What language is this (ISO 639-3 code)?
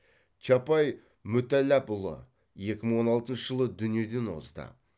kaz